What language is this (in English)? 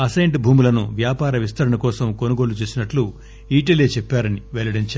Telugu